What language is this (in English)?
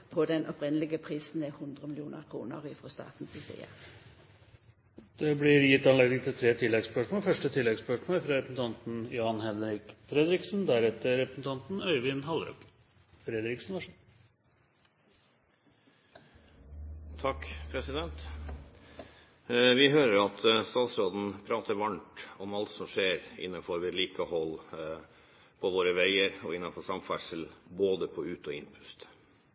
Norwegian